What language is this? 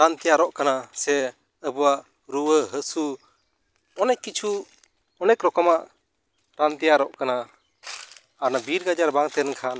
Santali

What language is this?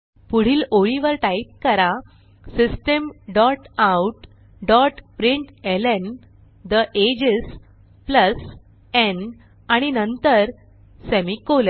Marathi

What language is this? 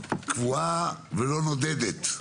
Hebrew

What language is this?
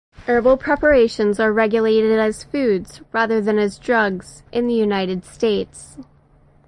English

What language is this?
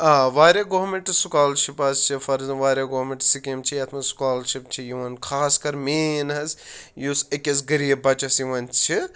Kashmiri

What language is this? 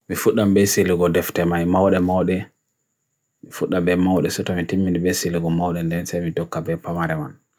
Bagirmi Fulfulde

